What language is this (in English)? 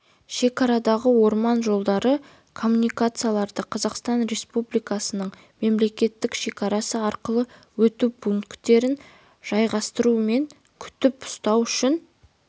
Kazakh